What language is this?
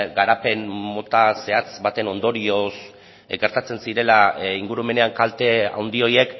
Basque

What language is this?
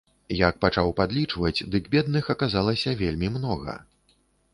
Belarusian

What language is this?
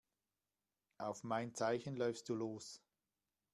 German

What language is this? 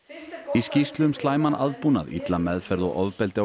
Icelandic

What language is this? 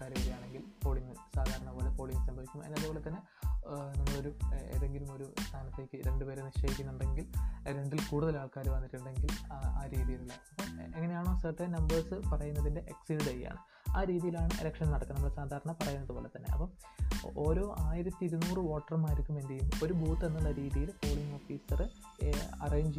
Malayalam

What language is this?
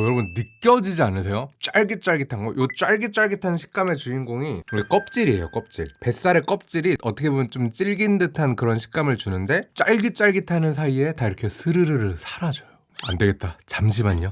Korean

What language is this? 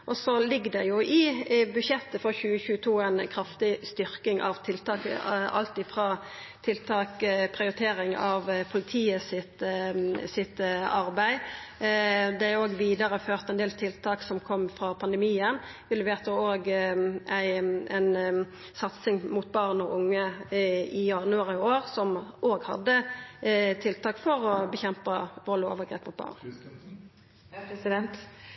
Norwegian Nynorsk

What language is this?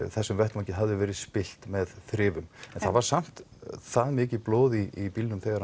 Icelandic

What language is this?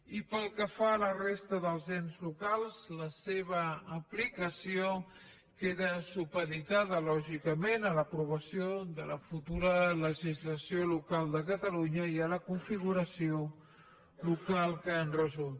Catalan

